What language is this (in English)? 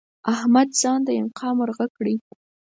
Pashto